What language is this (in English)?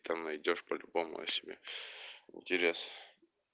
Russian